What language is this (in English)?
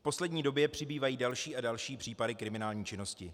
Czech